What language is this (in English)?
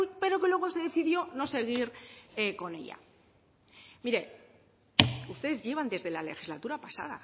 Spanish